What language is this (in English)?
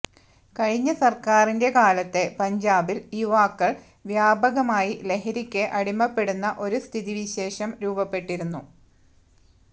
Malayalam